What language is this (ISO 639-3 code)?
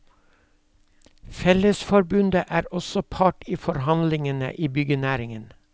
nor